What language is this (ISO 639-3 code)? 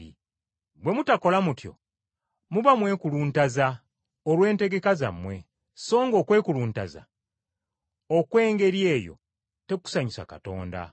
lug